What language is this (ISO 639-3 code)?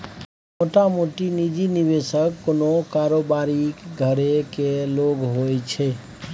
mai